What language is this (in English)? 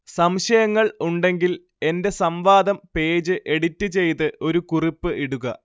Malayalam